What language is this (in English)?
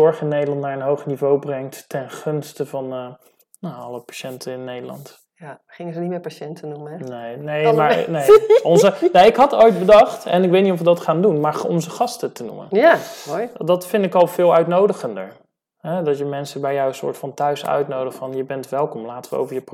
Dutch